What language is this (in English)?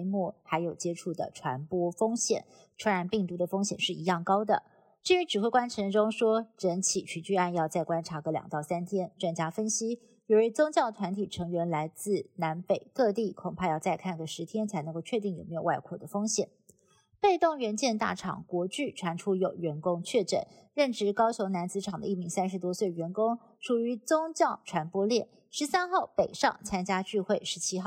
Chinese